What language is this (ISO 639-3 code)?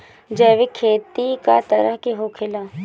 bho